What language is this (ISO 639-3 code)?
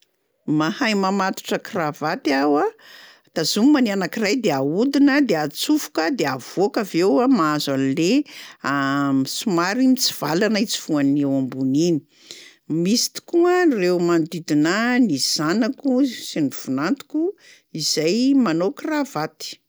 mlg